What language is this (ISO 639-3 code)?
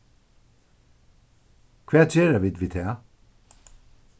fao